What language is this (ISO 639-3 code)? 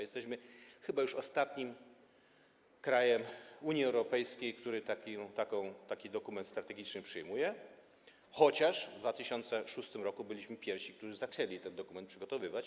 pol